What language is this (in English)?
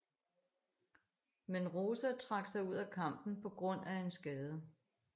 Danish